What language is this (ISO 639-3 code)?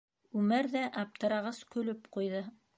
bak